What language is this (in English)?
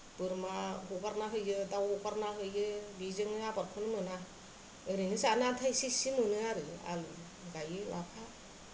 Bodo